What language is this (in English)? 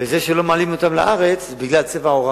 Hebrew